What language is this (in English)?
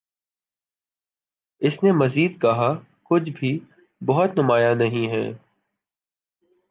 Urdu